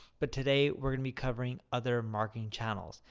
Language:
English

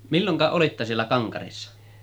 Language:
Finnish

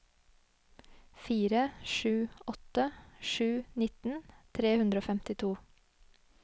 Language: Norwegian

